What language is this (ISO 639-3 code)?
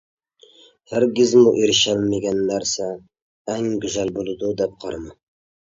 uig